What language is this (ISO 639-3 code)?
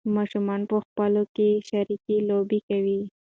pus